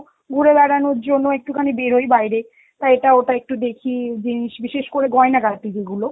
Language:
Bangla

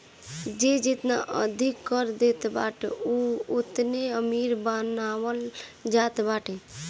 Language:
Bhojpuri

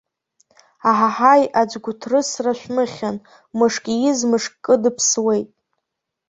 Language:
Abkhazian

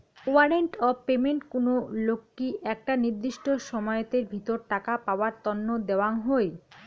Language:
Bangla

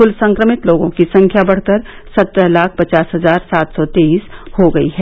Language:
Hindi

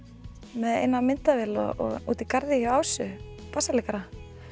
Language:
Icelandic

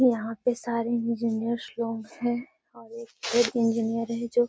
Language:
Magahi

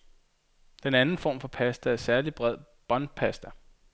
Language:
Danish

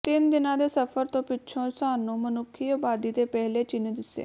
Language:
Punjabi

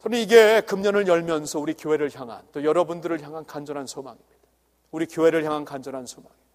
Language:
Korean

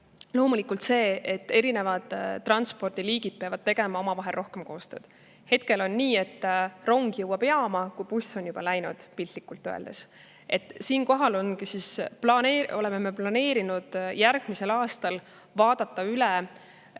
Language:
Estonian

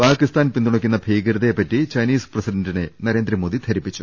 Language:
Malayalam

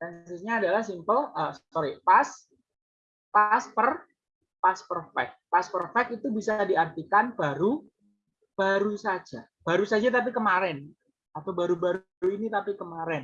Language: Indonesian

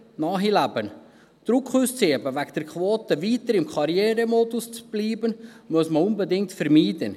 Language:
Swiss German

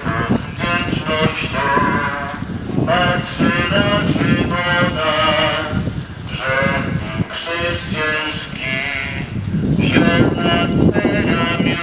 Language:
Polish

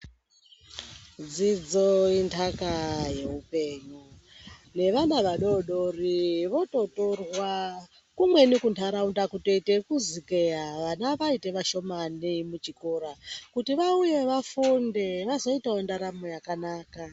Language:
Ndau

